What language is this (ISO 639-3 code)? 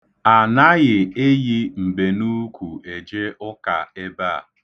ibo